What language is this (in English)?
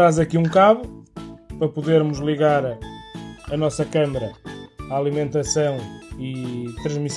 Portuguese